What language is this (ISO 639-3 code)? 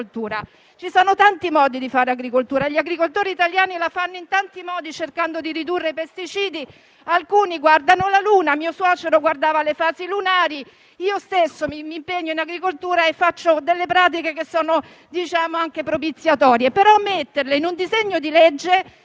ita